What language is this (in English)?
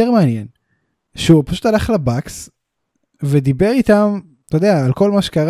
Hebrew